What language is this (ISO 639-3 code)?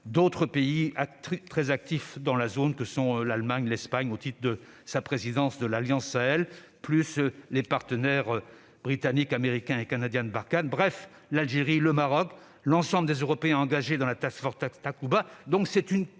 fra